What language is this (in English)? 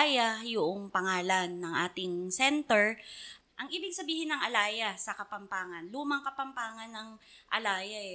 Filipino